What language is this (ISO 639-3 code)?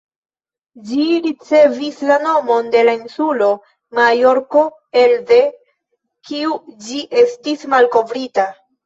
epo